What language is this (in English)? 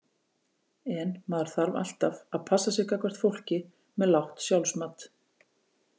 Icelandic